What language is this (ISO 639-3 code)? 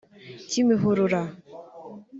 kin